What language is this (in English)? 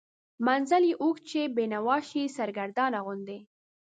Pashto